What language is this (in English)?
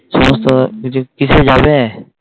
Bangla